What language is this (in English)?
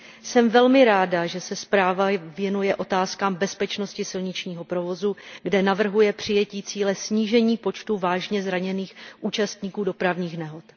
Czech